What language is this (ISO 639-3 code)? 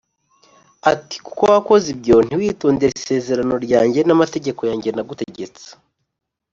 kin